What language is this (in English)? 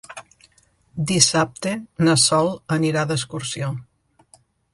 Catalan